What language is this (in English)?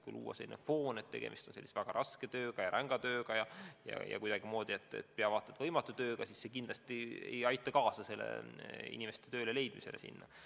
Estonian